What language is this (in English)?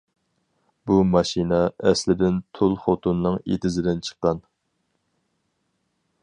Uyghur